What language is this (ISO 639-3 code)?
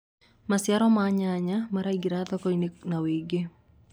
kik